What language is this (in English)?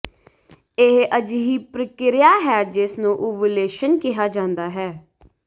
Punjabi